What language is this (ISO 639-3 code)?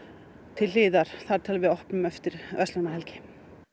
isl